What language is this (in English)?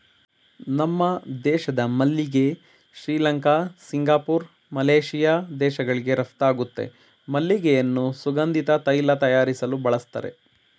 Kannada